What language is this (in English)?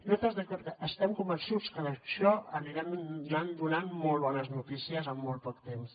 Catalan